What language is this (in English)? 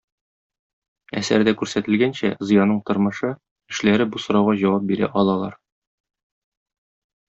Tatar